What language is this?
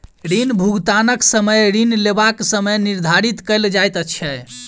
Maithili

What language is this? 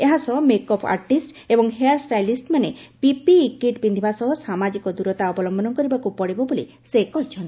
Odia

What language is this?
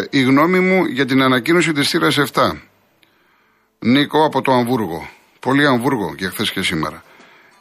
Greek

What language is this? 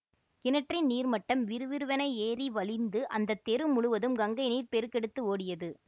Tamil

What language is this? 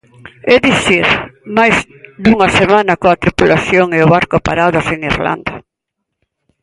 Galician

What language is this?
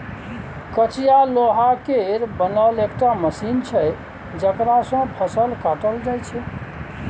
Maithili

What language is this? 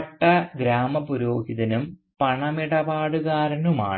Malayalam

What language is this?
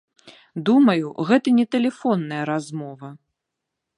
Belarusian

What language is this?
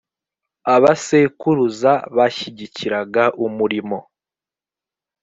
Kinyarwanda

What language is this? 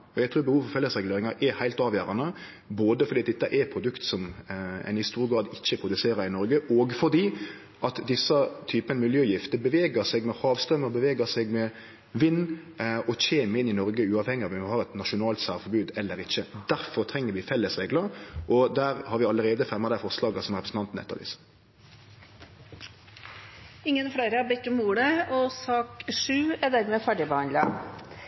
Norwegian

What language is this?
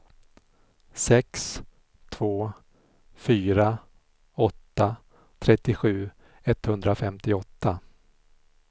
Swedish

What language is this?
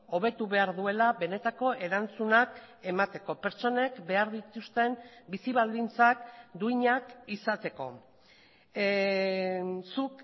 Basque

